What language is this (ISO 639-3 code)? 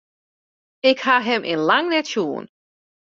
fry